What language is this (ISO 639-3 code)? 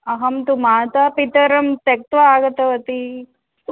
san